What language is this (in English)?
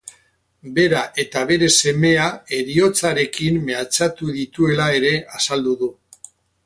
Basque